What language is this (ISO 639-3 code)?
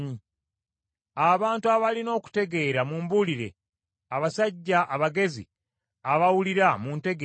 lug